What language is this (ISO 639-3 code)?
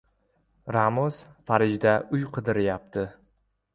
uzb